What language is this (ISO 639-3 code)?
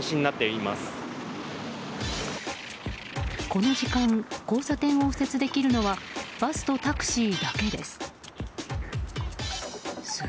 jpn